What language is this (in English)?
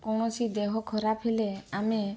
Odia